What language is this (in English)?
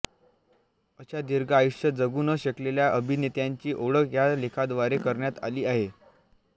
Marathi